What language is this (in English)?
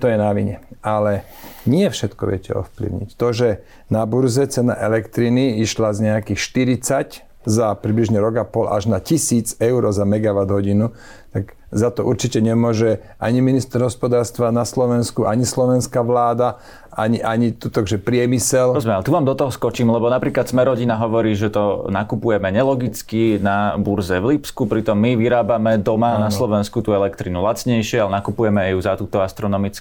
Slovak